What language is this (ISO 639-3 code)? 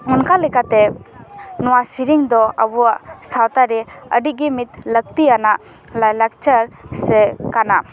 sat